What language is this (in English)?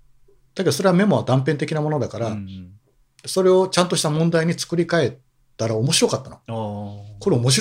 Japanese